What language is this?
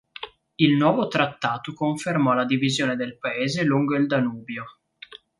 Italian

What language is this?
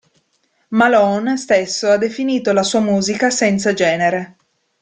Italian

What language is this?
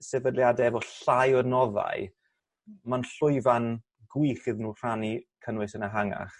Welsh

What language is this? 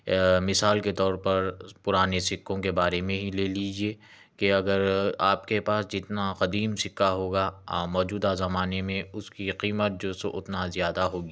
Urdu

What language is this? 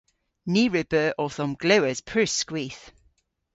Cornish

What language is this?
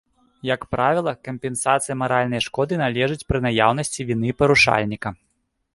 Belarusian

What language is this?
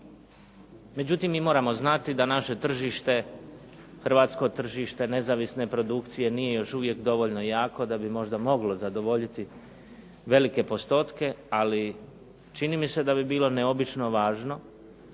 Croatian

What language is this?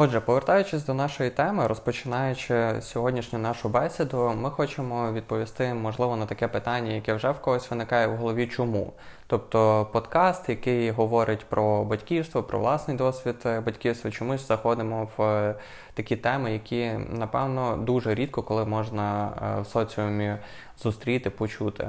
Ukrainian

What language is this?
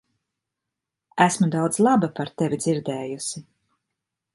Latvian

